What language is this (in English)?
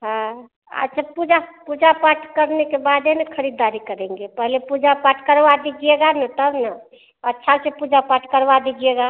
Hindi